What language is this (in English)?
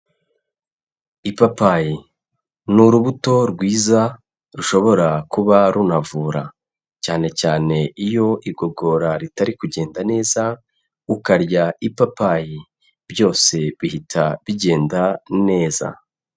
Kinyarwanda